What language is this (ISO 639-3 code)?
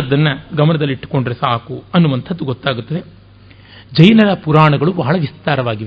kan